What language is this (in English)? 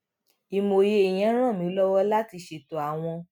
Yoruba